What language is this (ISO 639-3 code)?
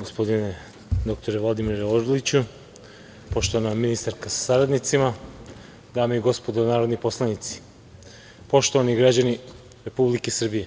srp